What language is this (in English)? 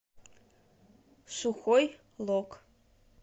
Russian